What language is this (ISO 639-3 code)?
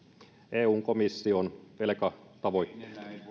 fin